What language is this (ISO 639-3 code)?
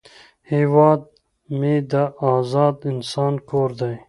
pus